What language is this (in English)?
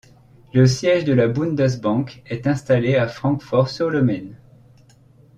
French